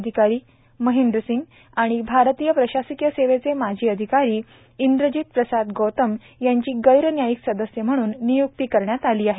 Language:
Marathi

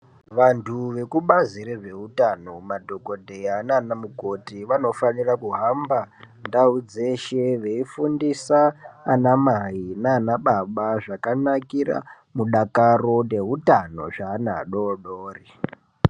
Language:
Ndau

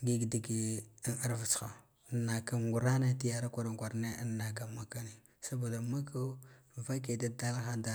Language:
Guduf-Gava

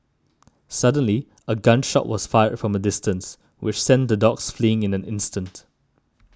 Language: English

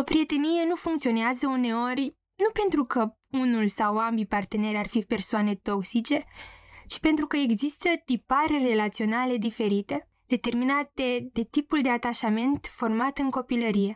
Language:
Romanian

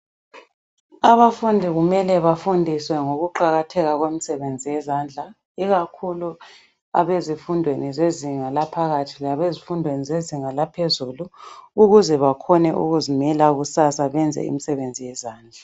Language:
North Ndebele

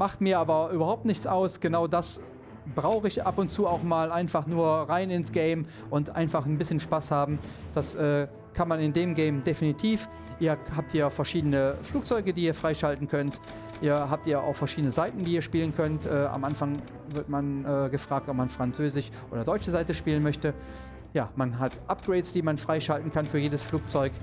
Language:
German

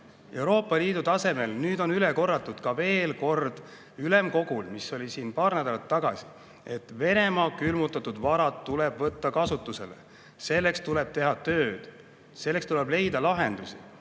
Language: Estonian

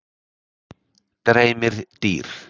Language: Icelandic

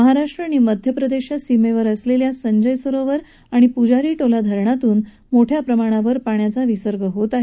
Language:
Marathi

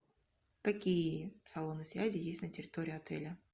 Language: Russian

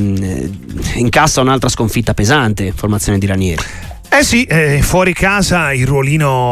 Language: Italian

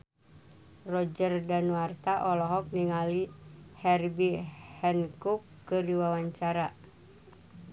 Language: Sundanese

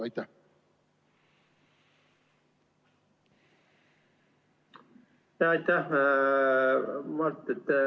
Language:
Estonian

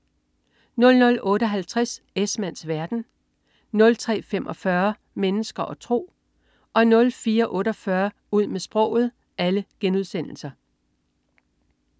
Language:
Danish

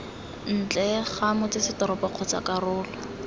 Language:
Tswana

